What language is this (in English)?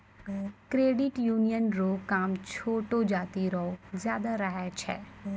Maithili